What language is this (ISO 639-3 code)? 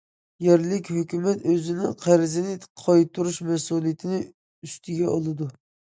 uig